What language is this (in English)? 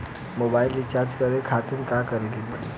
Bhojpuri